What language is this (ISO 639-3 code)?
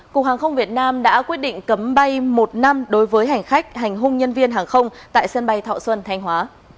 vie